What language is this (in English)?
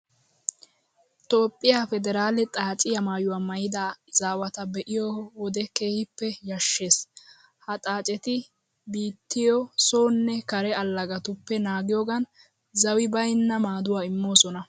Wolaytta